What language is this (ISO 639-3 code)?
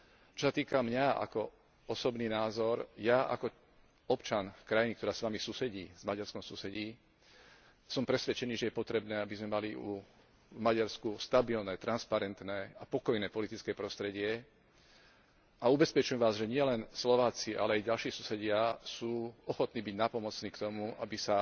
slk